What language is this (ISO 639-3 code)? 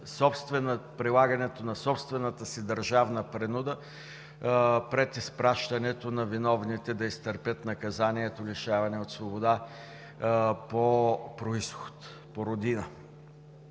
bul